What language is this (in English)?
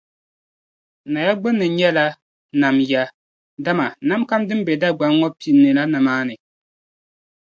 Dagbani